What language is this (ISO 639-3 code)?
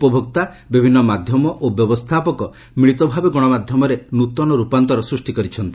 ori